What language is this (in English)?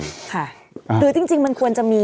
Thai